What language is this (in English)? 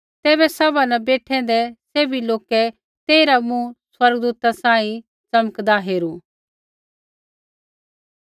Kullu Pahari